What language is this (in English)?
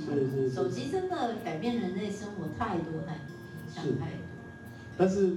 Chinese